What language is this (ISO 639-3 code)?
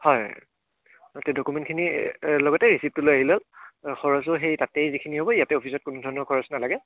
asm